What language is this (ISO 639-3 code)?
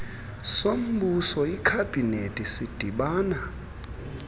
xho